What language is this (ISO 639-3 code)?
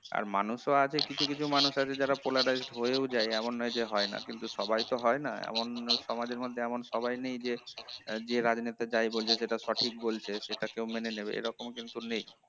ben